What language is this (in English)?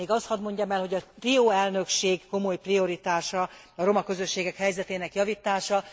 Hungarian